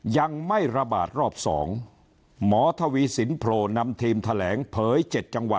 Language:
Thai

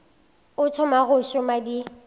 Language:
Northern Sotho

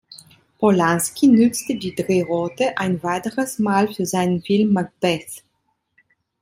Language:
German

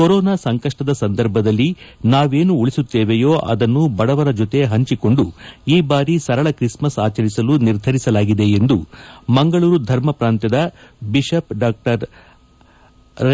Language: Kannada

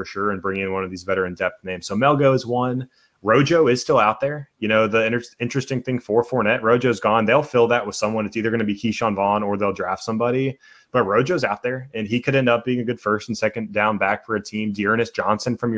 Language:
English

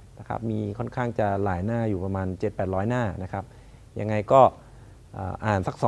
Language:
Thai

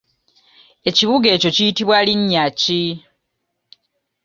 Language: Ganda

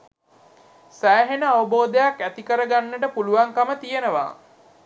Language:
Sinhala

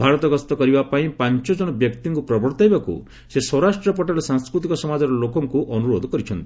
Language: Odia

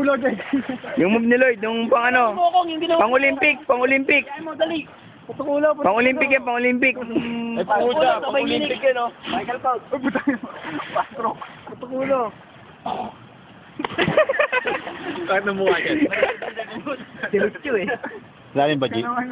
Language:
Filipino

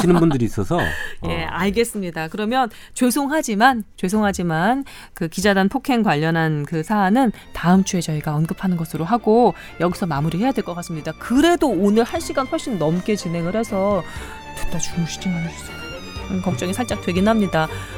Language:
Korean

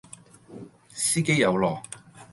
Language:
Cantonese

